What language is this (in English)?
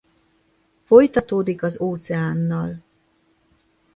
Hungarian